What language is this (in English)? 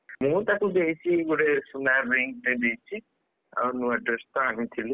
Odia